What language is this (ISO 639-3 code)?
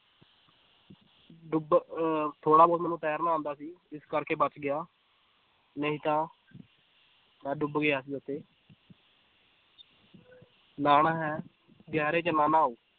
pan